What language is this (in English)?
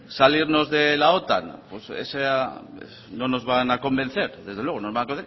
Spanish